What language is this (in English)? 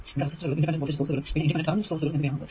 Malayalam